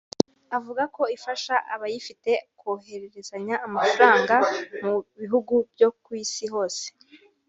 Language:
Kinyarwanda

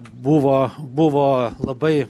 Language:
Lithuanian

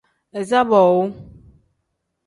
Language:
Tem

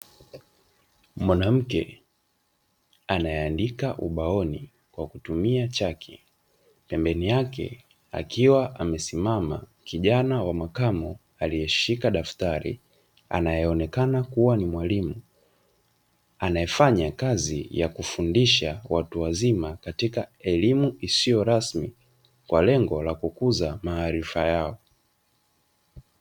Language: Swahili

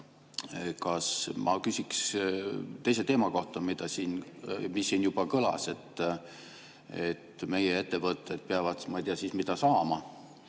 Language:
Estonian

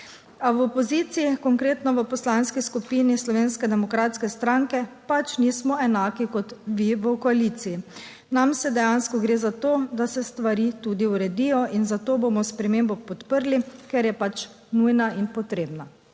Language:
Slovenian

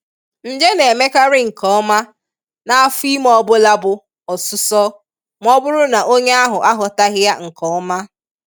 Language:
Igbo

